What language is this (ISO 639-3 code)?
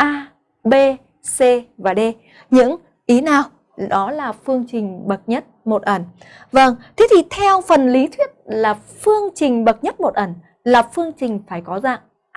vie